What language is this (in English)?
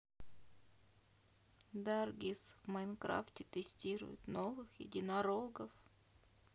Russian